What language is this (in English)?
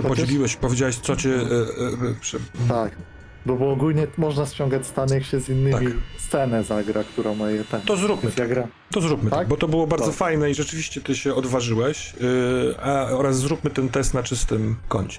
Polish